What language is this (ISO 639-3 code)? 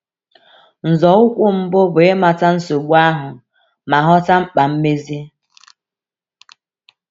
ibo